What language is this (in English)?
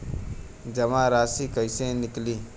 Bhojpuri